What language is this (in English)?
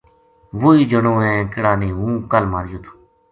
Gujari